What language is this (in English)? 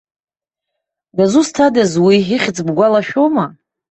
Abkhazian